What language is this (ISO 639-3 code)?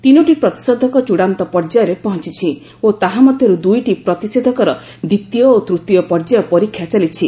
ori